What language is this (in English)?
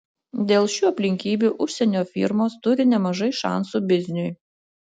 Lithuanian